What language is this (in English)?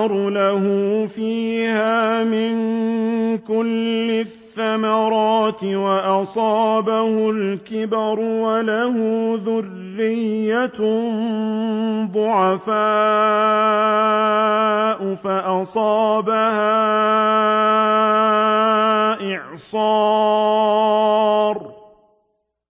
Arabic